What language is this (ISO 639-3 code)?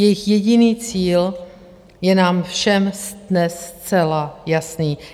ces